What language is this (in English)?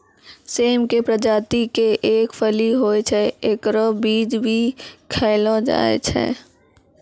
Maithili